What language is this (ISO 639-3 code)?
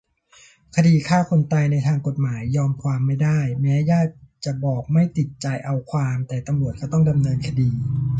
tha